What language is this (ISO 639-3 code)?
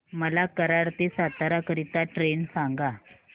mar